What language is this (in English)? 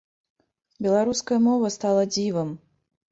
Belarusian